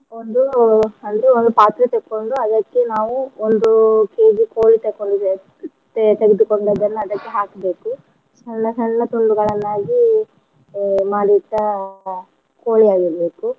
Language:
Kannada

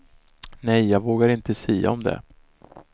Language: Swedish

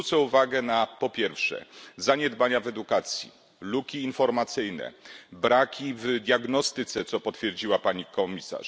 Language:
Polish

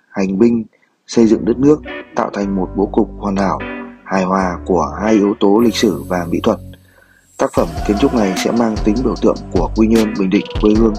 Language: Vietnamese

